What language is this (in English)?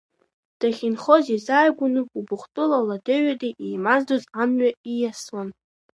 Abkhazian